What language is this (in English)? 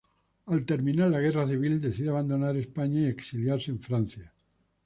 Spanish